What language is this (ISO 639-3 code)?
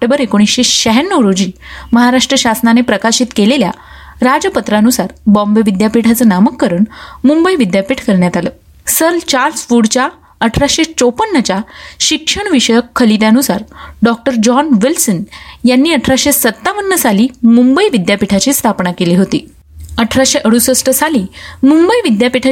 mar